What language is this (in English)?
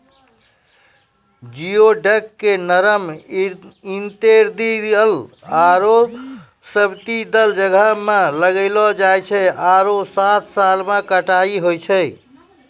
Maithili